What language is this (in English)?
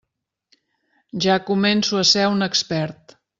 Catalan